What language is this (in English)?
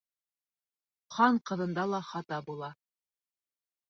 Bashkir